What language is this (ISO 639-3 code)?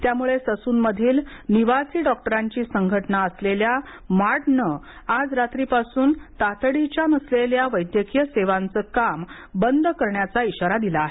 mar